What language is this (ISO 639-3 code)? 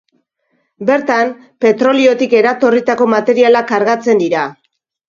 eus